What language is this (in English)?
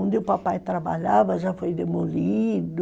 Portuguese